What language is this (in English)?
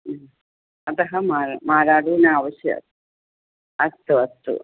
Sanskrit